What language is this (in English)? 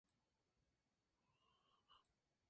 Spanish